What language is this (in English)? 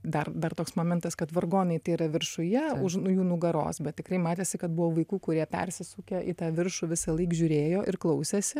Lithuanian